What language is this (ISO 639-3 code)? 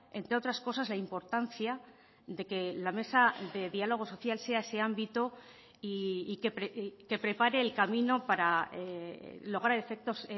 spa